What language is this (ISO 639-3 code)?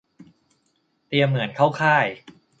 tha